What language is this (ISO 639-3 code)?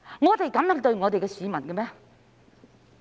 yue